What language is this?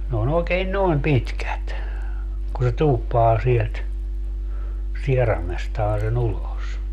Finnish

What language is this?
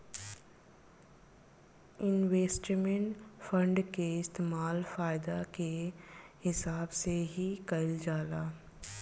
Bhojpuri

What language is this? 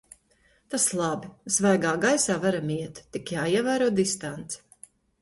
Latvian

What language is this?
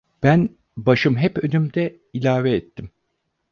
Turkish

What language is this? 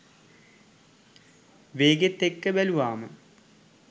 Sinhala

